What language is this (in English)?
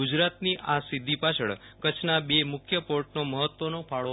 Gujarati